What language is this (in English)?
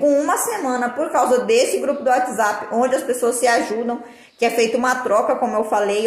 Portuguese